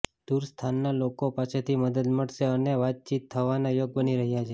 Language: Gujarati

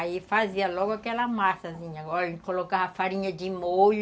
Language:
Portuguese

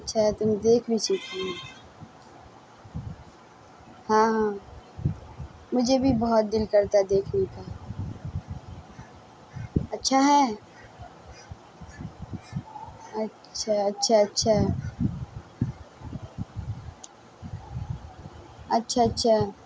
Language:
Urdu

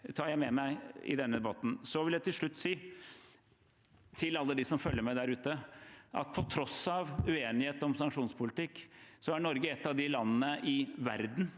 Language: Norwegian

